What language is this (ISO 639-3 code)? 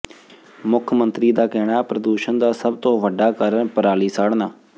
pan